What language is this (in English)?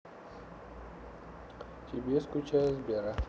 Russian